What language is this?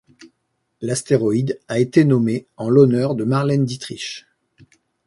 French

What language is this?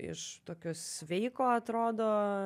Lithuanian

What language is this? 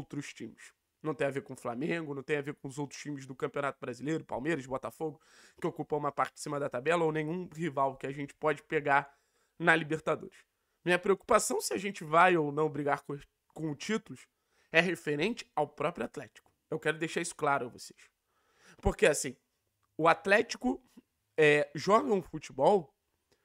Portuguese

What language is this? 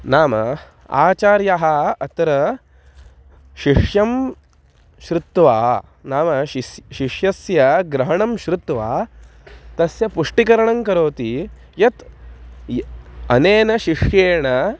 Sanskrit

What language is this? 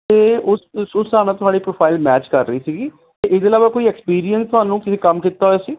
Punjabi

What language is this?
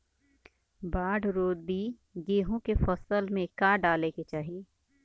Bhojpuri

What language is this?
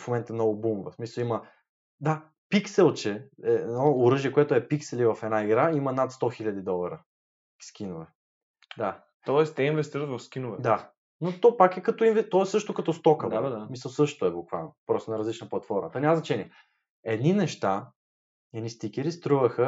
Bulgarian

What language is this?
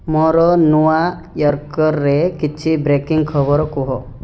Odia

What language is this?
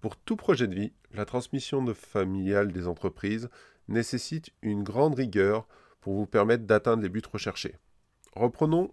French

